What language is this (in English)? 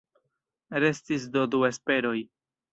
Esperanto